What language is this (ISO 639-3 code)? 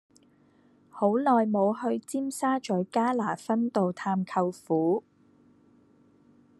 yue